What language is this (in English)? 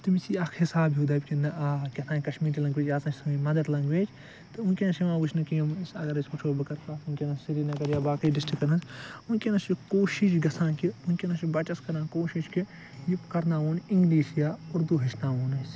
Kashmiri